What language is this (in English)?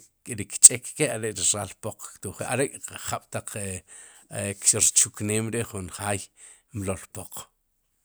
Sipacapense